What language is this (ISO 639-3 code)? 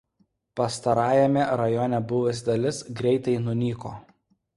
lit